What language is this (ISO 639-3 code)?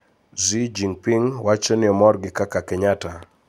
luo